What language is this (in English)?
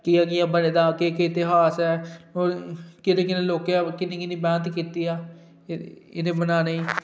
Dogri